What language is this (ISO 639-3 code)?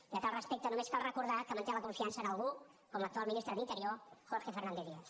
cat